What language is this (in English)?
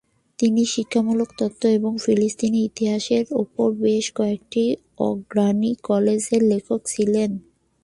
Bangla